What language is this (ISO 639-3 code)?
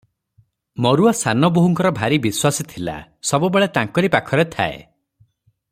ori